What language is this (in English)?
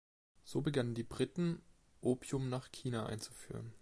German